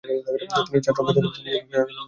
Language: Bangla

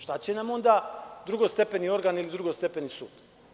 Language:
Serbian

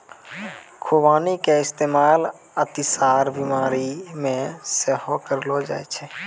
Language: Maithili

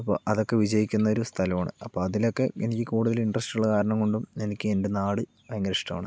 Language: Malayalam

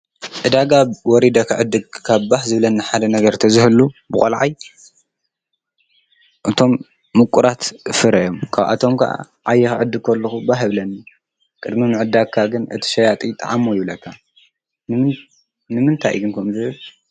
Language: Tigrinya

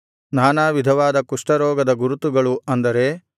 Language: Kannada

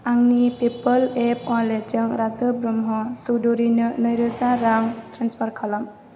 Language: Bodo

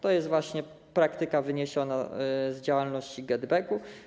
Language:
Polish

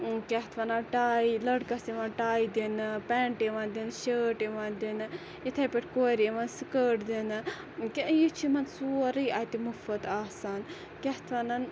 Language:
Kashmiri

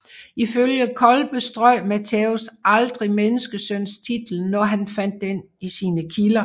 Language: Danish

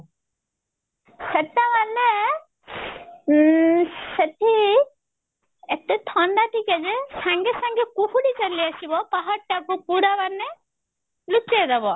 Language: Odia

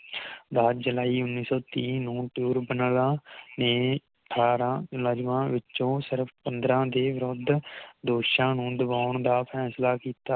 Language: Punjabi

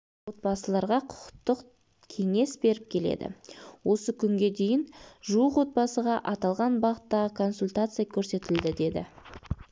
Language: Kazakh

